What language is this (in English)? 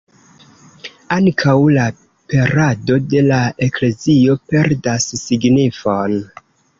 Esperanto